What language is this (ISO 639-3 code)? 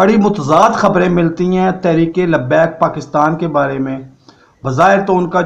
hin